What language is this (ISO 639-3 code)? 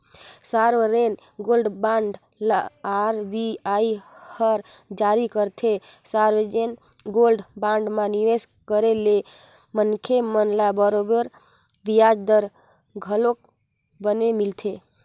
hne